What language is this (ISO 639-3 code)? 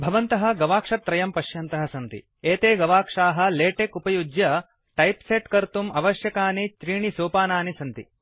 san